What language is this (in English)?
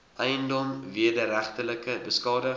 Afrikaans